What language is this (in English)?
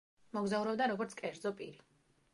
Georgian